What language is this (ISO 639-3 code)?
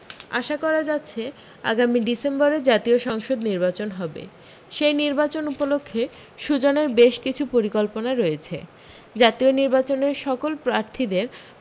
ben